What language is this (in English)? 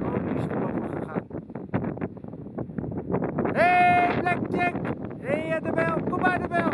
Dutch